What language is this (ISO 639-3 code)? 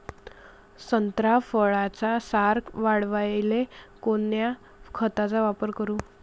mar